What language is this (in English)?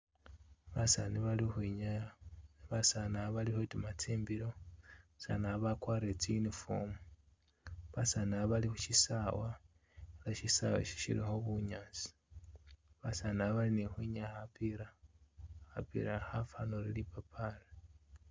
Masaaba